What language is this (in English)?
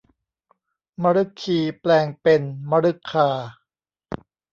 Thai